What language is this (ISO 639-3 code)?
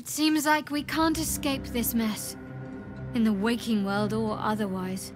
pol